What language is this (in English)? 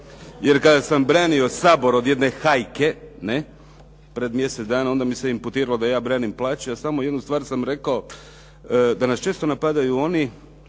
Croatian